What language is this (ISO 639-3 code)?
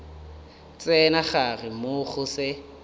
nso